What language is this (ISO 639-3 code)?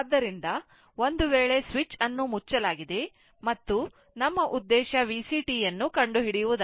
kan